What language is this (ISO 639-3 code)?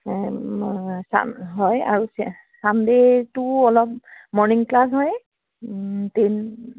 asm